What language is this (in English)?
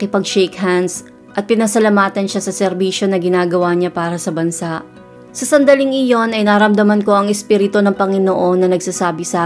Filipino